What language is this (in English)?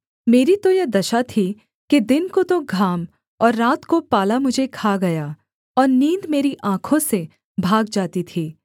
Hindi